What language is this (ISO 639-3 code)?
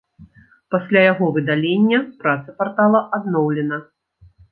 bel